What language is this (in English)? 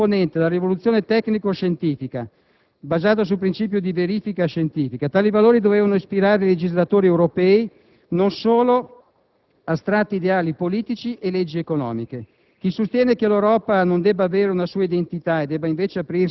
Italian